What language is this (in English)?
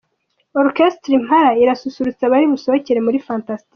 Kinyarwanda